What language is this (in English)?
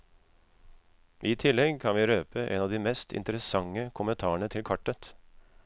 Norwegian